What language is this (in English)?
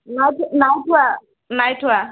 Assamese